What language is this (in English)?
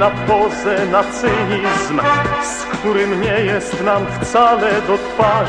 Polish